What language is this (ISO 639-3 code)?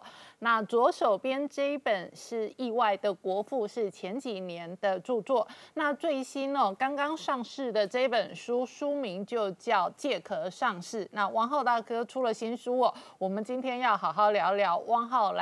zho